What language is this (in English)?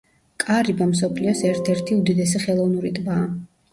Georgian